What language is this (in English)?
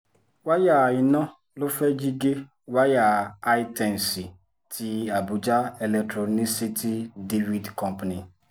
Yoruba